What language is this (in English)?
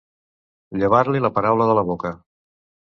Catalan